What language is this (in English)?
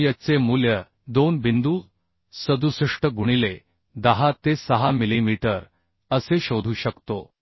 Marathi